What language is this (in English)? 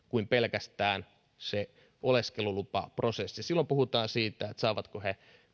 Finnish